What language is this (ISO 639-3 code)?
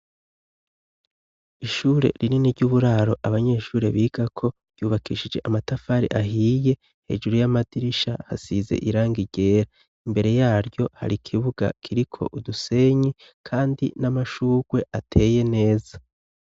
run